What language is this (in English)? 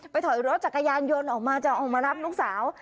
Thai